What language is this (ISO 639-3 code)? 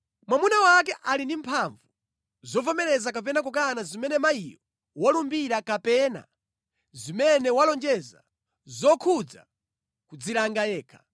nya